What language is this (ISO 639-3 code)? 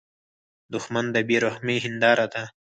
pus